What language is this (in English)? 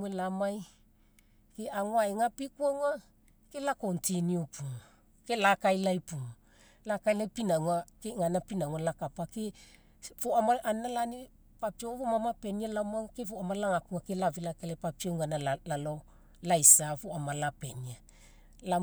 Mekeo